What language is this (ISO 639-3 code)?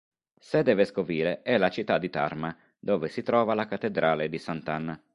ita